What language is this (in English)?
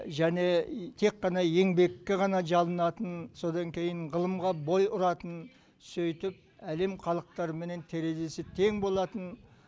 Kazakh